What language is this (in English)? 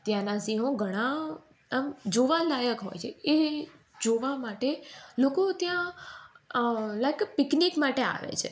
Gujarati